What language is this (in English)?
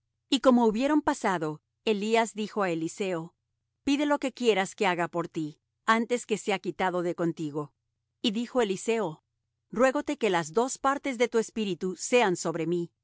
Spanish